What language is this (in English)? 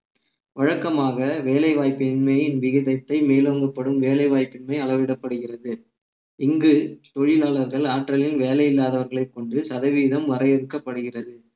Tamil